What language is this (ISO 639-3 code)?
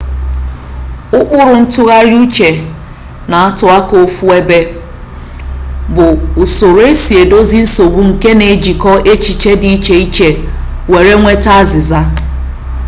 ibo